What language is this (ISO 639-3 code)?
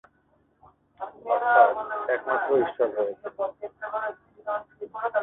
ben